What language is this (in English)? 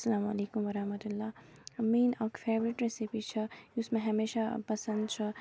Kashmiri